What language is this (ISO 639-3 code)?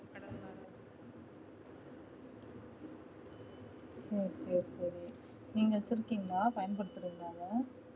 tam